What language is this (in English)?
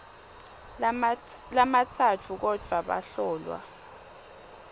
Swati